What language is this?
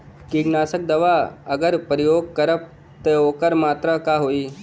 Bhojpuri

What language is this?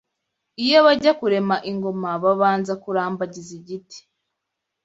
Kinyarwanda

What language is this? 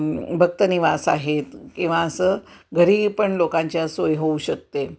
Marathi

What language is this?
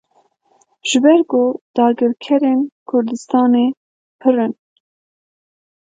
Kurdish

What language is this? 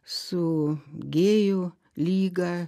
Lithuanian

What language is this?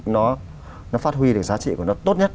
Vietnamese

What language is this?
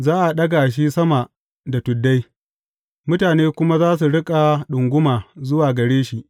Hausa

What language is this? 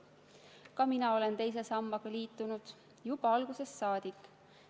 Estonian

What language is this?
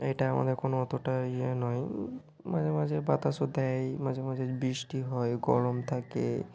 Bangla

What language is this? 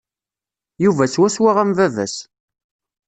Kabyle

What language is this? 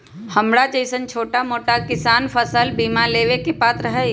Magahi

